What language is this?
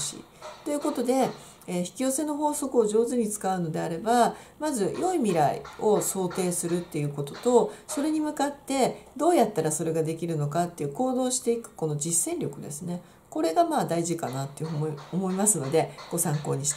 Japanese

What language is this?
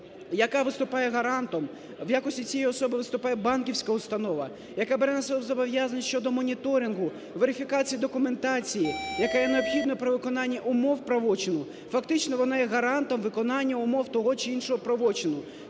Ukrainian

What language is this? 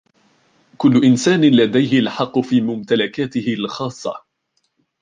Arabic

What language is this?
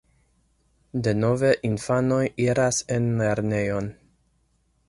Esperanto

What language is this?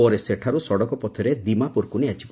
Odia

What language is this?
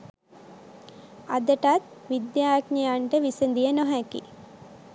Sinhala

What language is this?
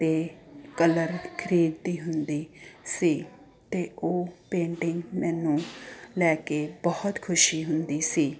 Punjabi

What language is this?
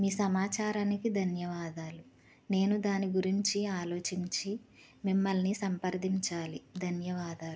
Telugu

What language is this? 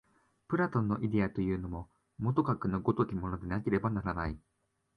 Japanese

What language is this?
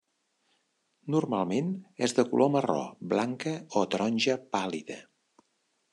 Catalan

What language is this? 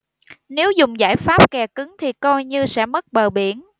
Vietnamese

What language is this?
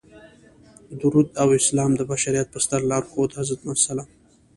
Pashto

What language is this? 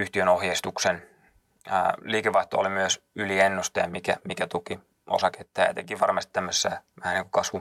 Finnish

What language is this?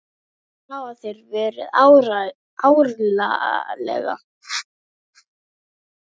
Icelandic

